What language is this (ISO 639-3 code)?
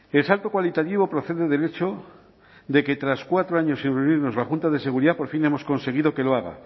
spa